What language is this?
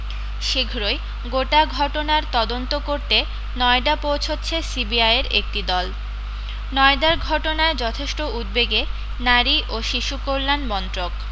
Bangla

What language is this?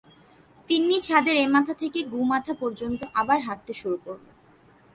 Bangla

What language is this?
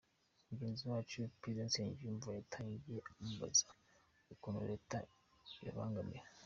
Kinyarwanda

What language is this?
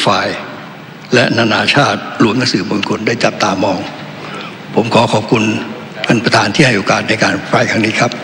Thai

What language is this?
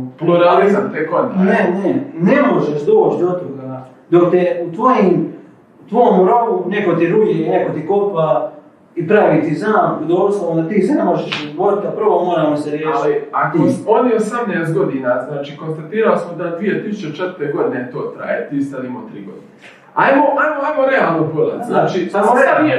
Croatian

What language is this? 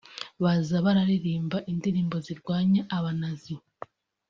Kinyarwanda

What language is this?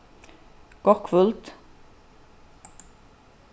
Faroese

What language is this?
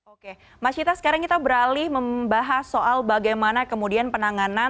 Indonesian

